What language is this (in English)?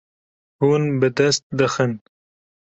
Kurdish